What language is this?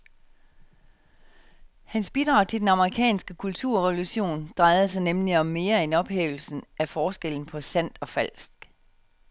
Danish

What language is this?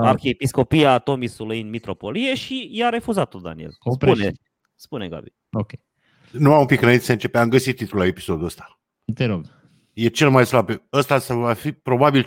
Romanian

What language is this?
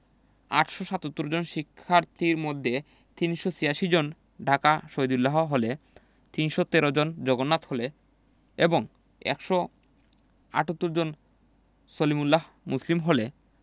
Bangla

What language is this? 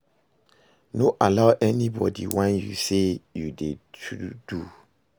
Nigerian Pidgin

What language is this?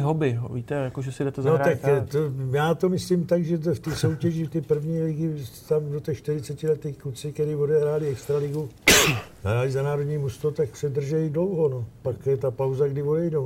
Czech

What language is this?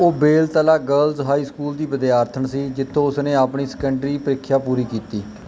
Punjabi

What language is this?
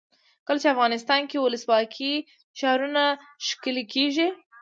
Pashto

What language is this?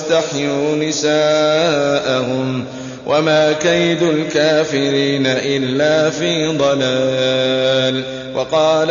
Arabic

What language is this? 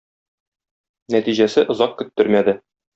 Tatar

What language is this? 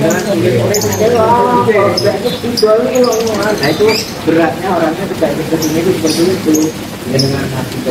Indonesian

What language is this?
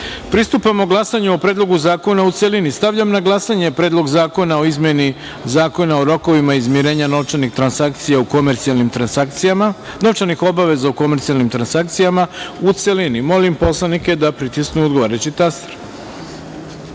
Serbian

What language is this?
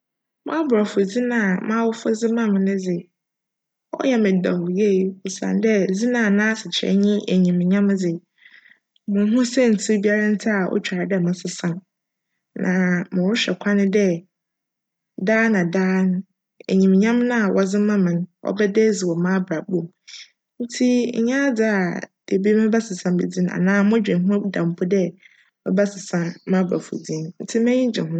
Akan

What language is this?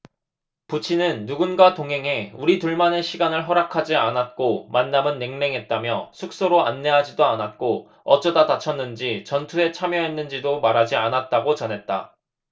Korean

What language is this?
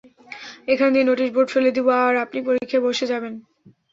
Bangla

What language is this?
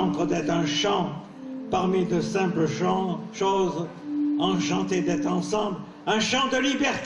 French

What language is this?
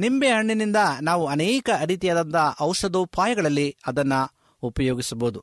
Kannada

